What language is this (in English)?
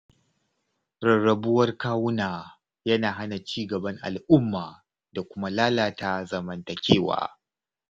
Hausa